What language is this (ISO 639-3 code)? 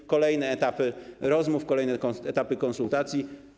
pol